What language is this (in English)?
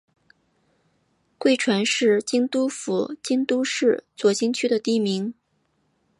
Chinese